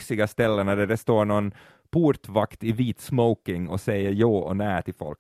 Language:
Swedish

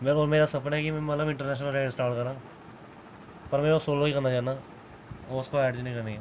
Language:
Dogri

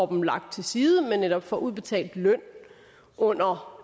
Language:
Danish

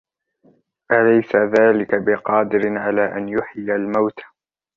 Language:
Arabic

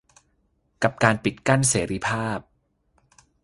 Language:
Thai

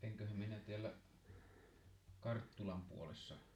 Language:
Finnish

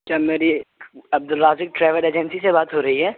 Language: Urdu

